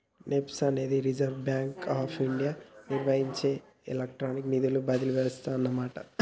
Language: Telugu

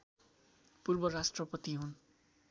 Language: Nepali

